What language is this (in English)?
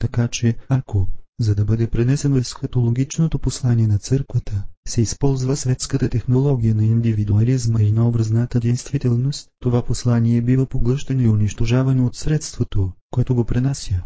Bulgarian